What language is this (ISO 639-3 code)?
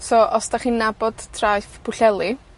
cym